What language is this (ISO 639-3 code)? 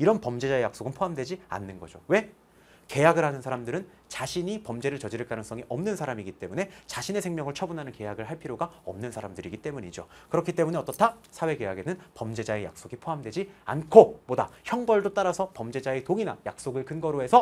kor